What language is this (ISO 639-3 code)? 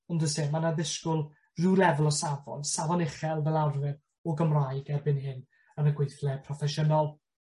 cym